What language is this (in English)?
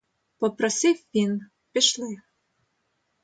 Ukrainian